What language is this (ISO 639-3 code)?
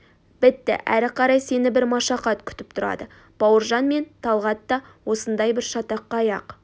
kaz